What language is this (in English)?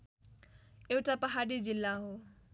Nepali